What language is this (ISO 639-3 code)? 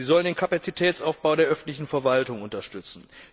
deu